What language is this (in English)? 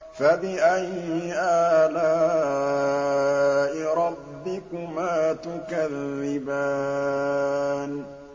Arabic